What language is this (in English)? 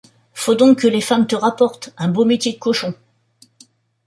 French